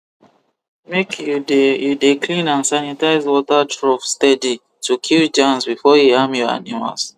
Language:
Nigerian Pidgin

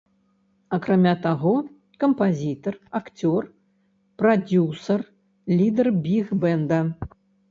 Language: Belarusian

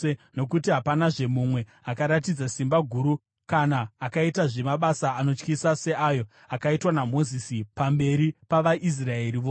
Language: Shona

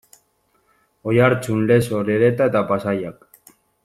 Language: Basque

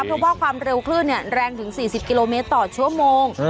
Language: Thai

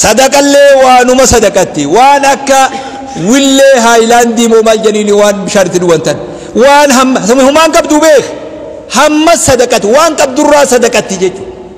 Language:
Arabic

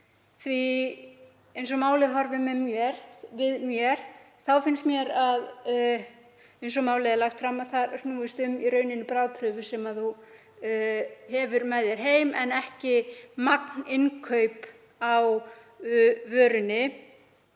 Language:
Icelandic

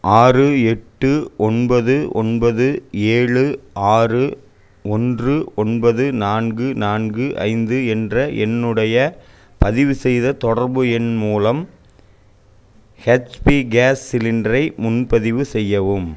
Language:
Tamil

